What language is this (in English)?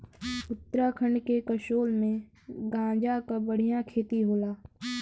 Bhojpuri